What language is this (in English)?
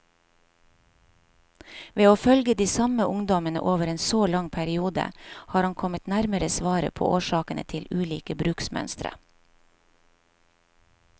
Norwegian